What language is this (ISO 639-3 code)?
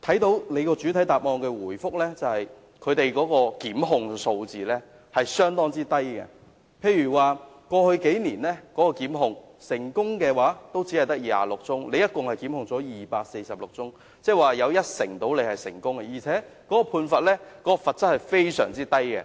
yue